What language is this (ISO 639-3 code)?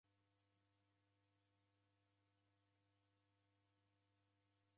dav